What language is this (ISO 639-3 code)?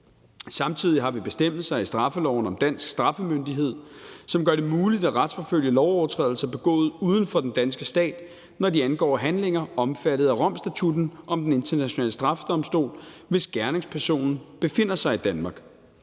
dan